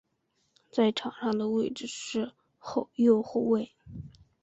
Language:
Chinese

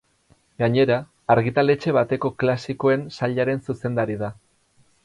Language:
Basque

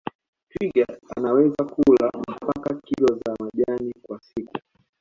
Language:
Swahili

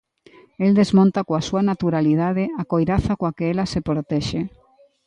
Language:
Galician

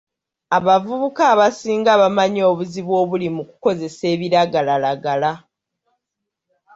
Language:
Ganda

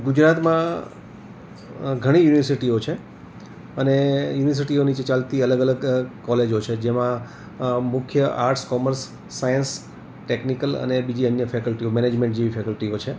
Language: Gujarati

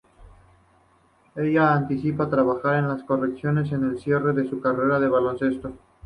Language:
Spanish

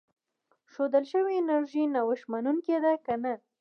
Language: Pashto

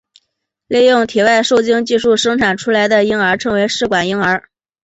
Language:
Chinese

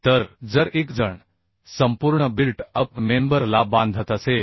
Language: Marathi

